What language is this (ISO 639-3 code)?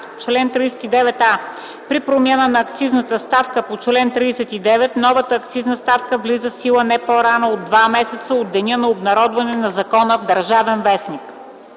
bul